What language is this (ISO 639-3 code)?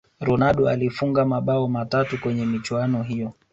swa